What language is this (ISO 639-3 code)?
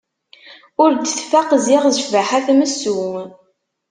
kab